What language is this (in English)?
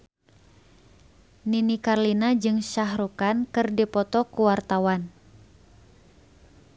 Sundanese